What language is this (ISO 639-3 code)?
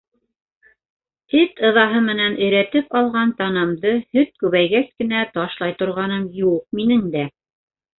bak